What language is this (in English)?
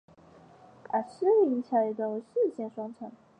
Chinese